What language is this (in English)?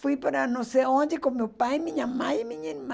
Portuguese